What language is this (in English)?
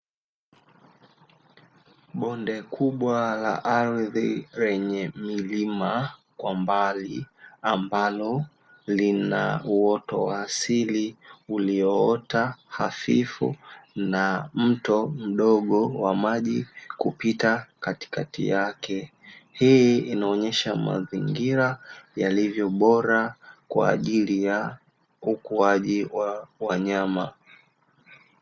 Swahili